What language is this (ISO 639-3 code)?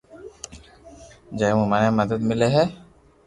lrk